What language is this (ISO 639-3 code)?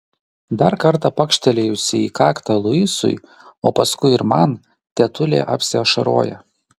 lit